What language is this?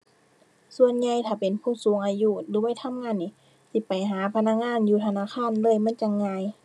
Thai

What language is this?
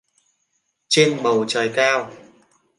Vietnamese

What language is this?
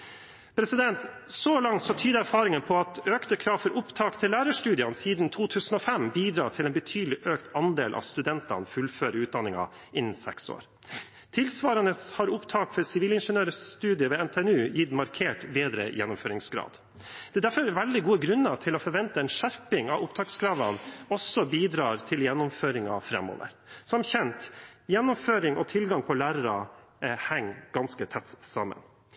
Norwegian Bokmål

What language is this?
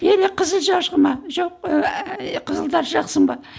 Kazakh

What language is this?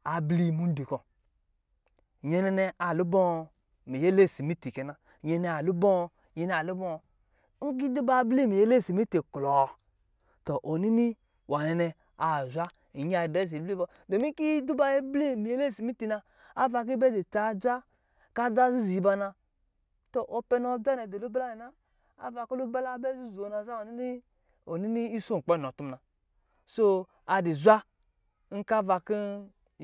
Lijili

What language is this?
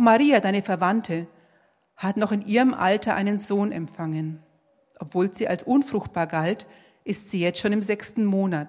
German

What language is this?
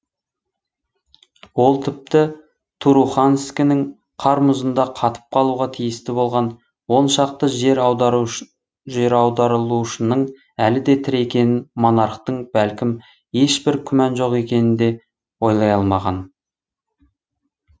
Kazakh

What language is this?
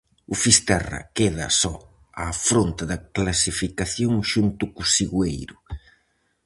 Galician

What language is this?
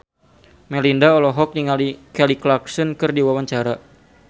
Sundanese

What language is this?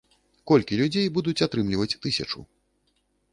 Belarusian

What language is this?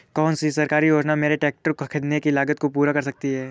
Hindi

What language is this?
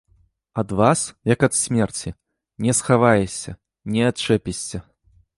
Belarusian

